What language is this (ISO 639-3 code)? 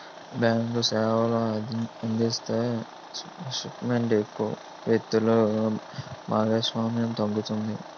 tel